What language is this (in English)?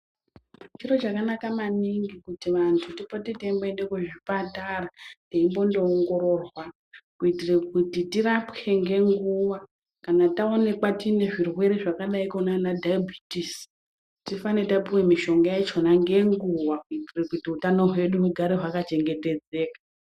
Ndau